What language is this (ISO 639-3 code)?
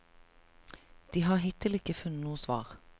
nor